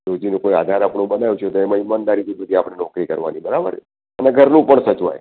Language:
Gujarati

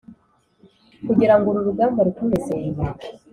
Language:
Kinyarwanda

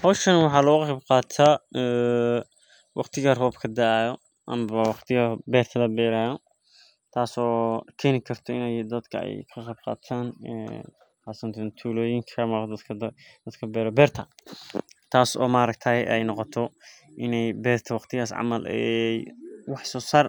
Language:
Somali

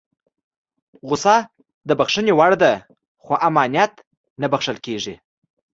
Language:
Pashto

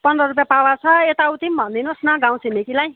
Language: Nepali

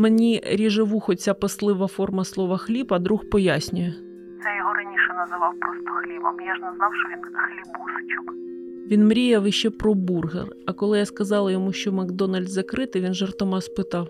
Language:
Ukrainian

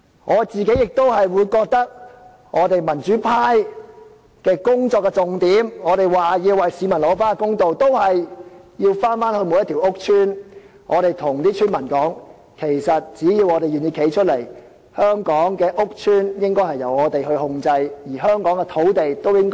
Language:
Cantonese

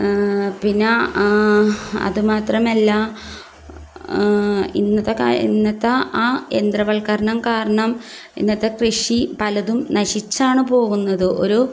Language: Malayalam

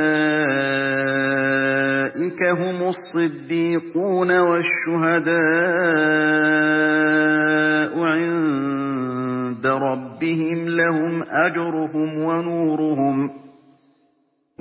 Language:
Arabic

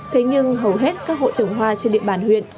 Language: Vietnamese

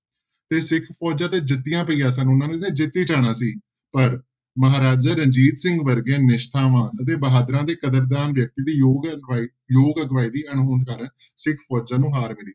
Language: Punjabi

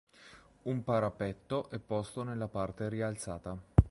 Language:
Italian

